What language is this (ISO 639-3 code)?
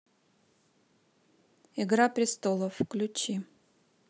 rus